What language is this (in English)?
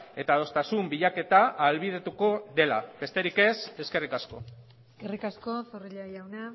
Basque